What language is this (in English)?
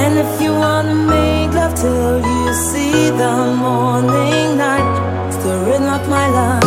Slovak